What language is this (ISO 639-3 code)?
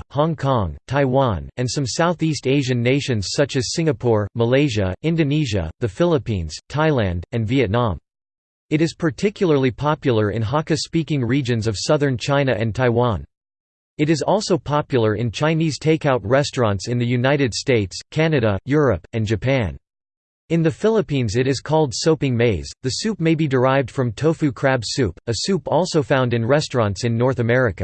eng